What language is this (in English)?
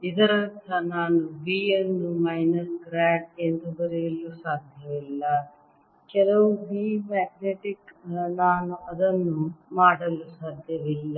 Kannada